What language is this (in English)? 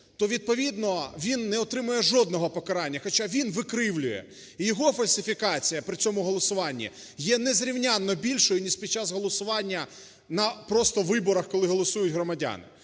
Ukrainian